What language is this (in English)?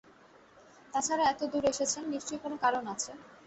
Bangla